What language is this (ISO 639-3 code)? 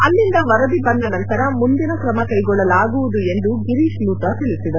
kan